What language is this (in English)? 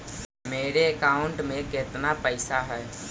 Magahi